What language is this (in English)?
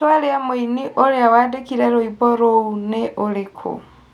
Kikuyu